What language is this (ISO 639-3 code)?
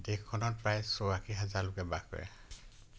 asm